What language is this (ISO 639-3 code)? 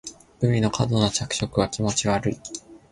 jpn